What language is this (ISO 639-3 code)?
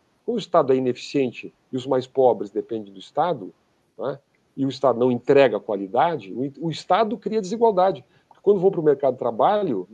por